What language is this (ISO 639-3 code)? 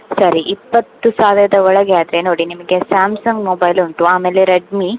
kan